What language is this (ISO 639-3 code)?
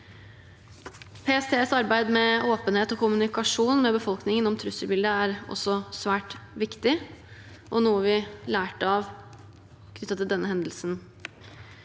nor